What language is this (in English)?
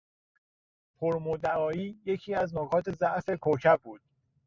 Persian